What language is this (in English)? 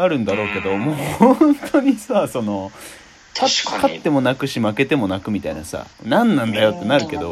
Japanese